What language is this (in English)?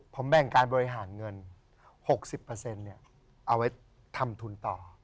Thai